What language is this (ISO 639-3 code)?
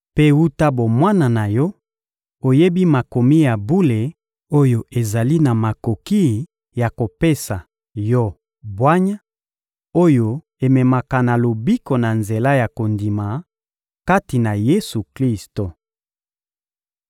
lin